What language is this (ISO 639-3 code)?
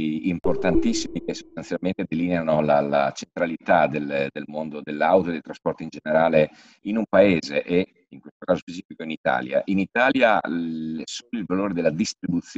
ita